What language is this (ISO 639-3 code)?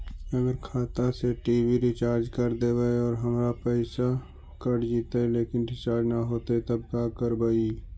mag